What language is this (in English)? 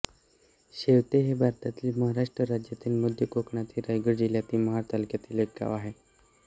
Marathi